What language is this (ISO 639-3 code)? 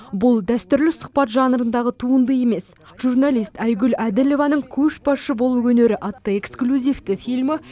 kaz